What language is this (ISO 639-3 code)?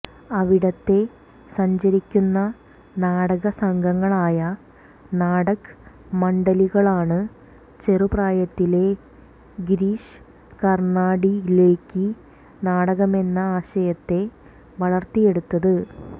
mal